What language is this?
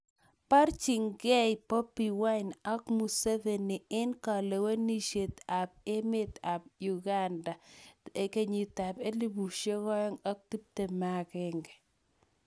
Kalenjin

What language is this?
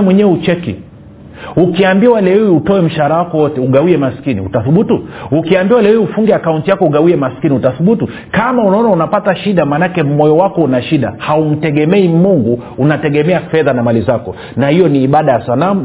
Swahili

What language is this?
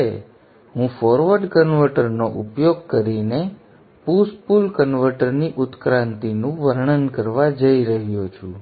Gujarati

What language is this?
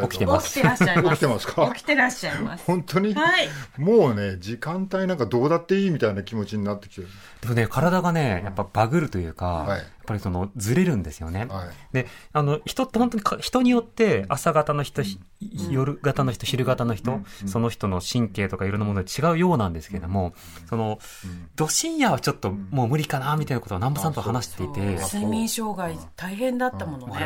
Japanese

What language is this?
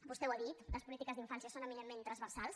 Catalan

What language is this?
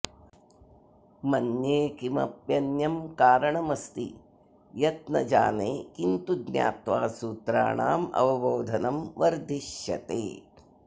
Sanskrit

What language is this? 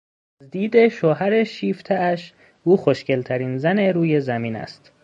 Persian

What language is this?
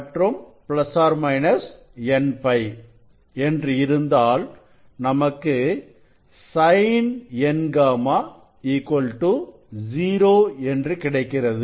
Tamil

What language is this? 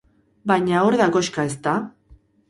Basque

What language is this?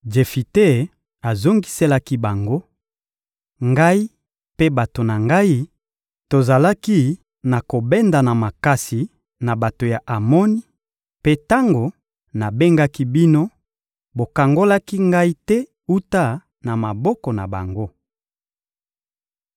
Lingala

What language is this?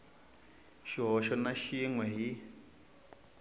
Tsonga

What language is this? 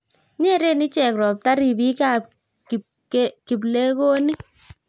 Kalenjin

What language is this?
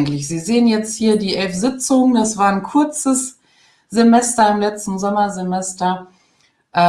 German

